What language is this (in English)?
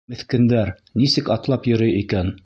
Bashkir